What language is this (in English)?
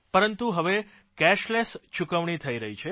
Gujarati